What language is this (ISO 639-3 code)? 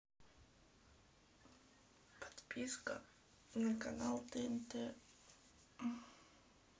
rus